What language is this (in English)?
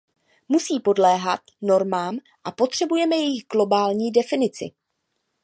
Czech